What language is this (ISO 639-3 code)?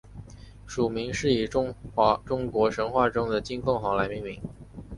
zho